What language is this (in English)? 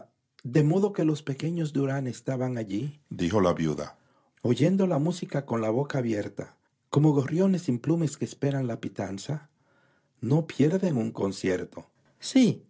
Spanish